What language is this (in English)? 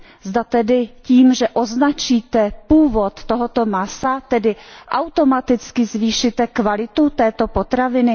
Czech